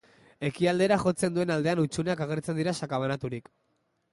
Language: Basque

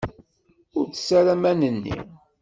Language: Kabyle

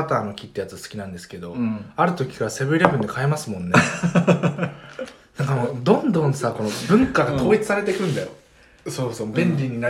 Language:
Japanese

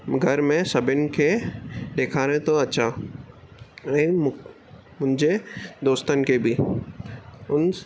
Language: Sindhi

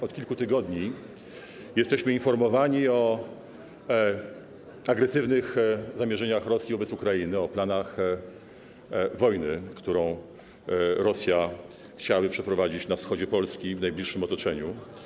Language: Polish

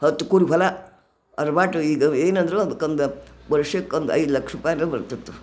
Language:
Kannada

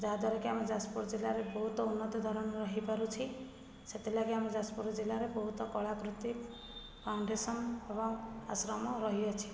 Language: Odia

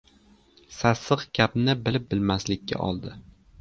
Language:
Uzbek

